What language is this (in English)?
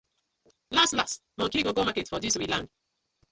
Nigerian Pidgin